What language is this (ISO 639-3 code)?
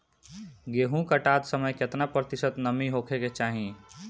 bho